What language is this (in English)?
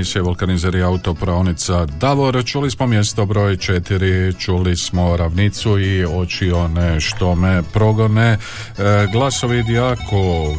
Croatian